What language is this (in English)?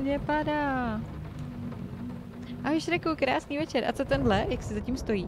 Czech